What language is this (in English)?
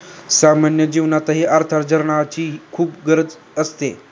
Marathi